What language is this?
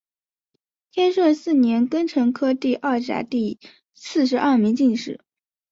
Chinese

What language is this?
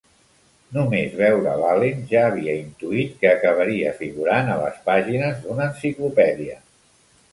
Catalan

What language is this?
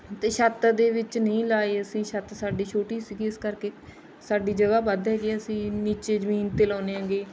Punjabi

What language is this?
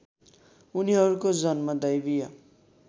Nepali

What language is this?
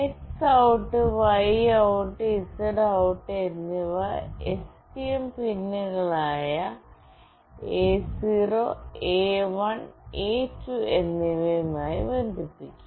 Malayalam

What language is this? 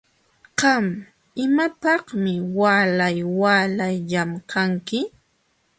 Jauja Wanca Quechua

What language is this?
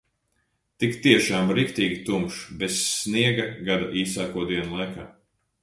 Latvian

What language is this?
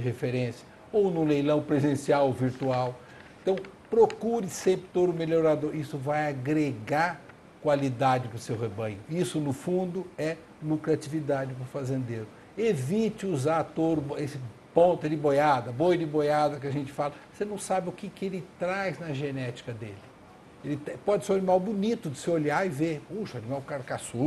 Portuguese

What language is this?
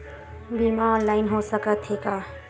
Chhattisgarhi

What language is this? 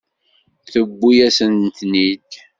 Kabyle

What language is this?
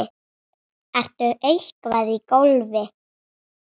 Icelandic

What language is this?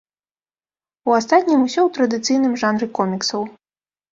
Belarusian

